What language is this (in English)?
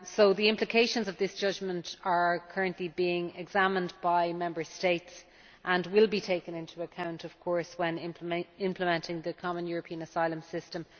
English